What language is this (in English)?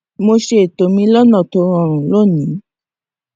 Yoruba